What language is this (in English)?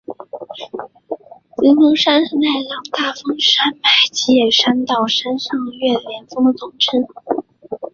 Chinese